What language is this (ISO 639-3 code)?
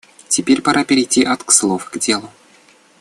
rus